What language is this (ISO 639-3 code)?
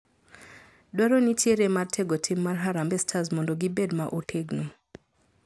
luo